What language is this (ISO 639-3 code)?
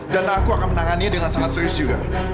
ind